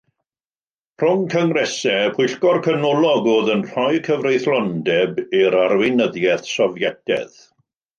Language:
Welsh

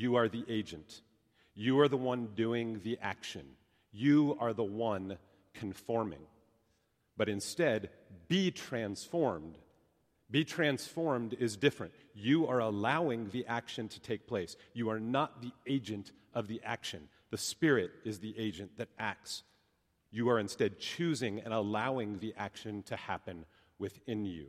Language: English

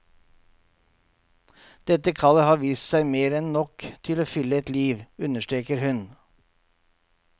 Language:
Norwegian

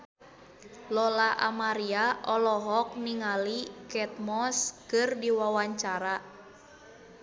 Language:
Sundanese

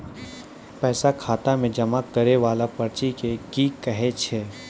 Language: Maithili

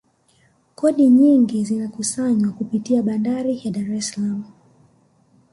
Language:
Swahili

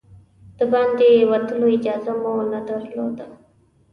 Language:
Pashto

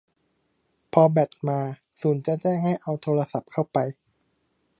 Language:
Thai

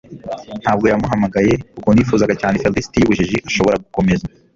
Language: Kinyarwanda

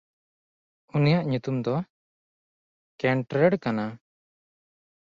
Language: Santali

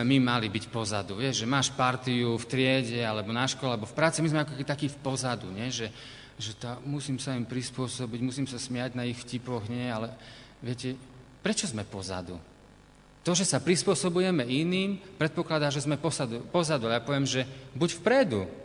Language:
Slovak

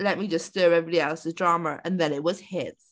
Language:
English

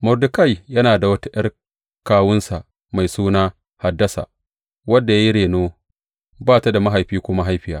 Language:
Hausa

